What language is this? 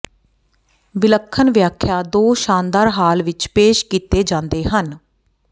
Punjabi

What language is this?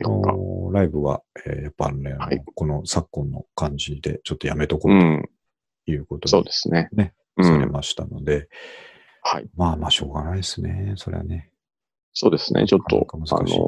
Japanese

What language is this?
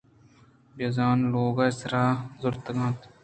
Eastern Balochi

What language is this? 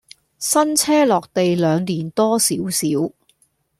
Cantonese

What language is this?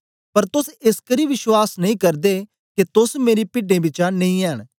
Dogri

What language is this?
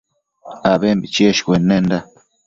Matsés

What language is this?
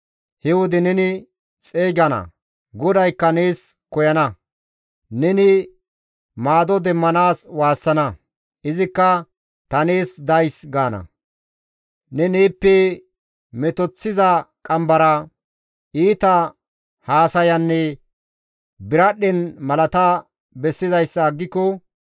Gamo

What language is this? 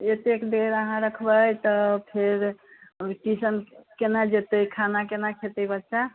Maithili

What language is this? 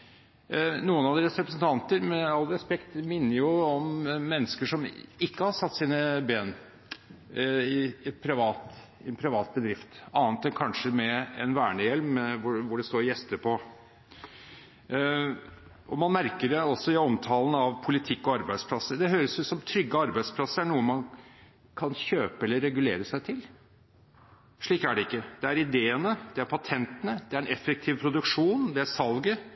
Norwegian Bokmål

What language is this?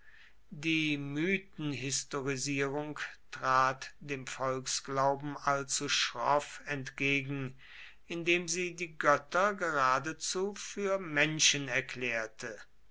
German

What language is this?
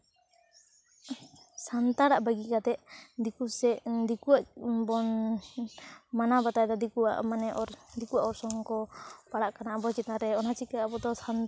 Santali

